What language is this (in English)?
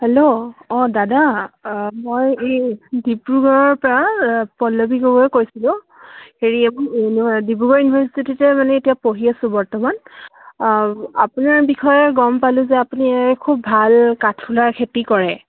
Assamese